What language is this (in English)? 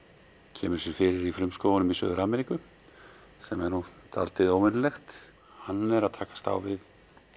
Icelandic